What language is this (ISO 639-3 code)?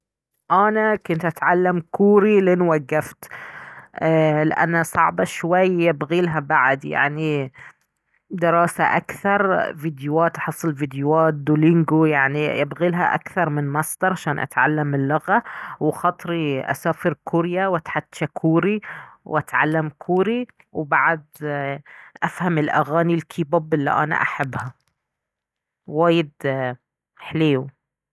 abv